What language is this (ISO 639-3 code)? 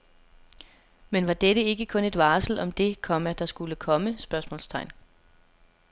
dan